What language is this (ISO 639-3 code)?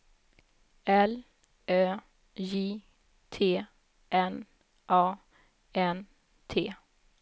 swe